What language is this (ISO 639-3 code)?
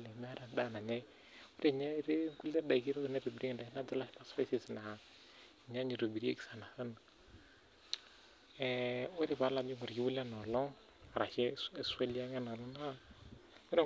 mas